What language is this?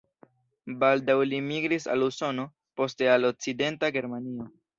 Esperanto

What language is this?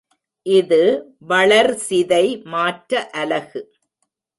Tamil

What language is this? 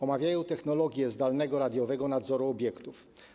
Polish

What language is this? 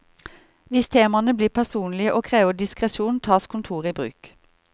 Norwegian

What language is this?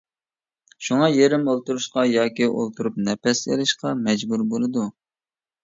Uyghur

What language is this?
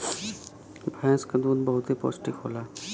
Bhojpuri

